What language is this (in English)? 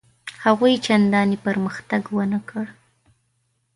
Pashto